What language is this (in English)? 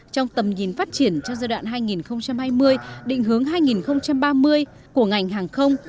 Vietnamese